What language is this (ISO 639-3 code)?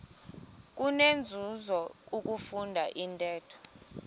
xho